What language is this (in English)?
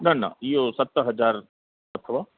Sindhi